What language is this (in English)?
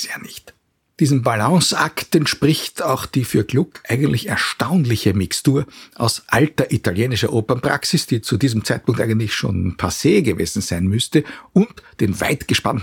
German